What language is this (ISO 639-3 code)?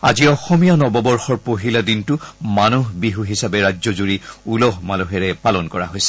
asm